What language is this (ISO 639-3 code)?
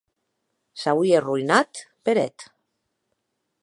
oci